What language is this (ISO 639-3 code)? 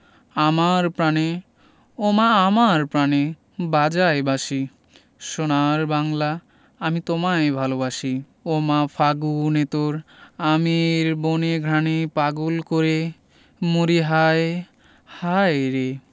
ben